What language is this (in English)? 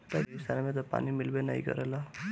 Bhojpuri